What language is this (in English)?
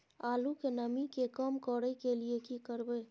Maithili